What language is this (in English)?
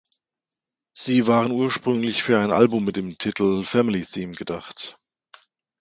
German